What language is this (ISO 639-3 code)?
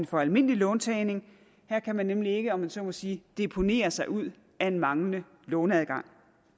dan